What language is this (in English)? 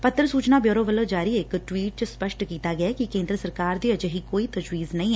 Punjabi